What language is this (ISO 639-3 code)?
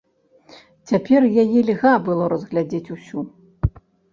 bel